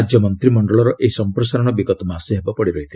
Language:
Odia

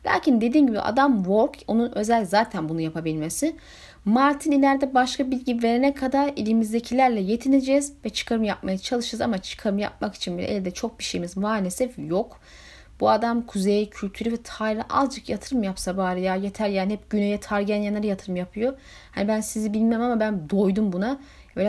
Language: Turkish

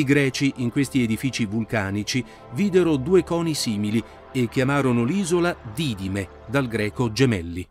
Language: Italian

